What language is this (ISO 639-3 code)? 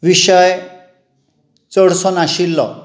kok